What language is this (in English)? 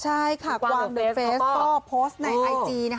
Thai